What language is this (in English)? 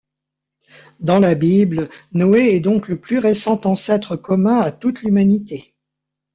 French